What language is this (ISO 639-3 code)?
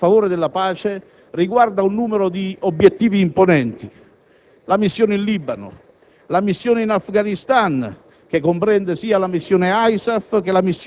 ita